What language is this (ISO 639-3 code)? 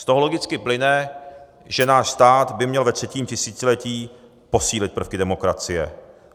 ces